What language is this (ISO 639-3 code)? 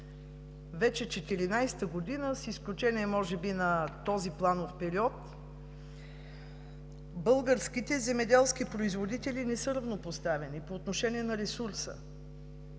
bul